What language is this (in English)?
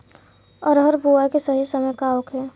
Bhojpuri